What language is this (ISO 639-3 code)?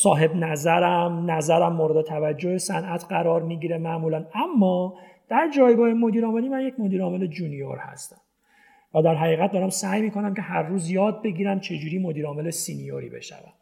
fas